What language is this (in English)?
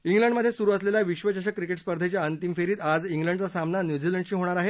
Marathi